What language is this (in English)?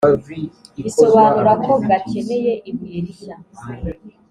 Kinyarwanda